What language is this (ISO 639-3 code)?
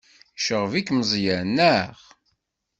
kab